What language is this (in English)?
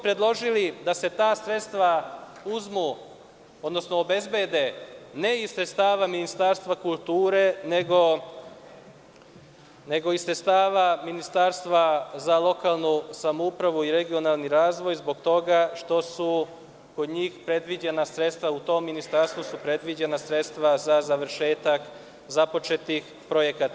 Serbian